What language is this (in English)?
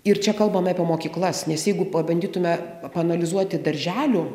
Lithuanian